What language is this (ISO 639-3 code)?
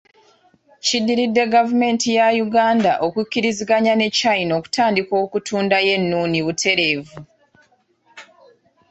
lug